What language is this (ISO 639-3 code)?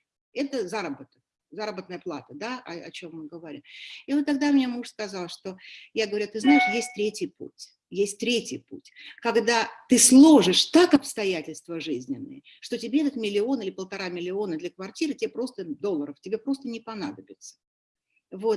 rus